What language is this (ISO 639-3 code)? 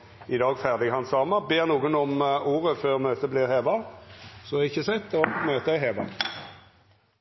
nno